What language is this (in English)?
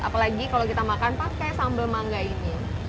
Indonesian